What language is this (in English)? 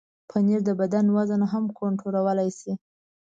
Pashto